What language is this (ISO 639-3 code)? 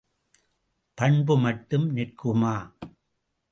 tam